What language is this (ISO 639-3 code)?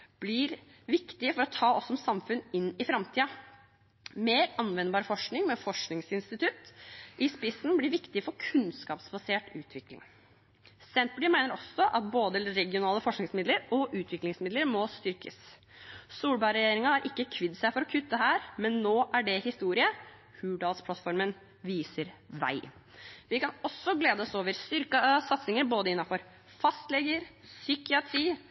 nob